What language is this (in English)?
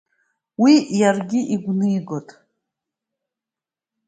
Abkhazian